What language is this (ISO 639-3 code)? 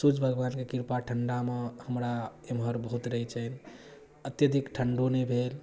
mai